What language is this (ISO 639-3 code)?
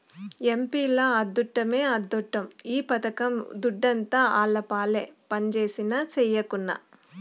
tel